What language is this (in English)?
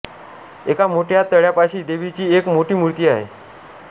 Marathi